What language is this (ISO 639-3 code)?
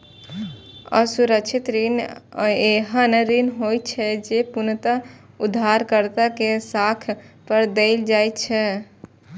mai